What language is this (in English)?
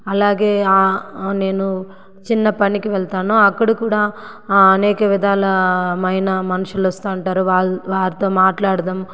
Telugu